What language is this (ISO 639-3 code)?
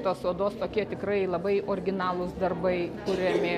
lit